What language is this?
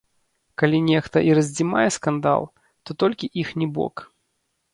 Belarusian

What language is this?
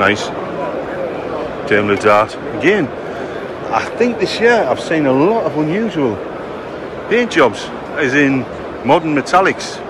English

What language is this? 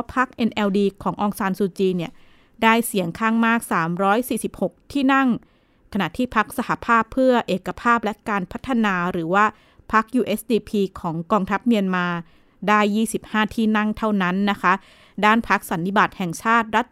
Thai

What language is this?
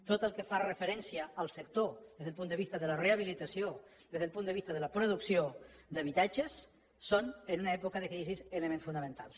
Catalan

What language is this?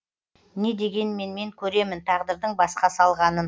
Kazakh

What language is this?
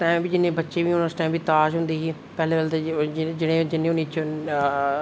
Dogri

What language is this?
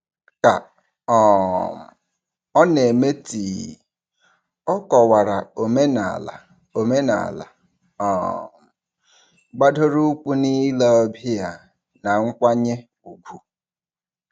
Igbo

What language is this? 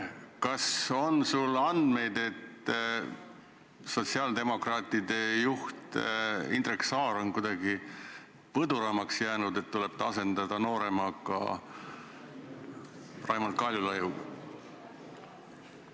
Estonian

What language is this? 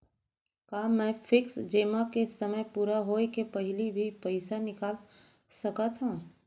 Chhattisgarhi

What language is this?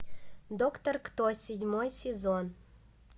Russian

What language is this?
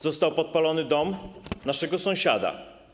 Polish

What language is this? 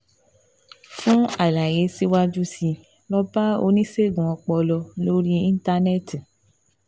Yoruba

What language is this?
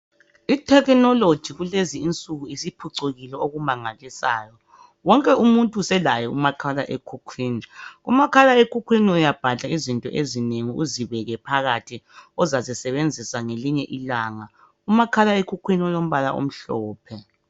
North Ndebele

